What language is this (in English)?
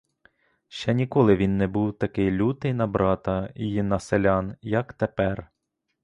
Ukrainian